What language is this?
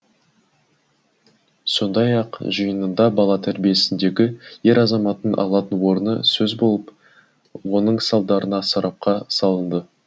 Kazakh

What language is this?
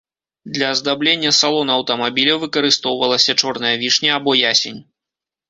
Belarusian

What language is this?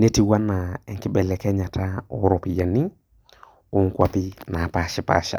Masai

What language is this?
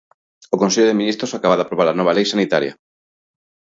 Galician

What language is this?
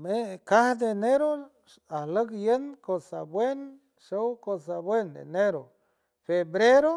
San Francisco Del Mar Huave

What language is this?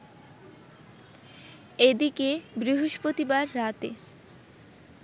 Bangla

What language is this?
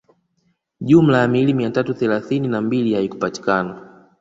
Swahili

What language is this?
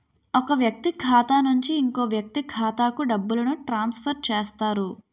Telugu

